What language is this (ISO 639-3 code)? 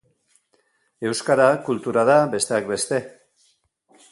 eus